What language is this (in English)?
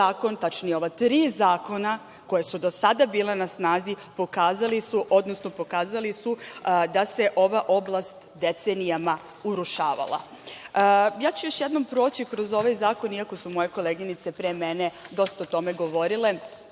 Serbian